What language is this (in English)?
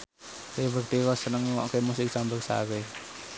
Javanese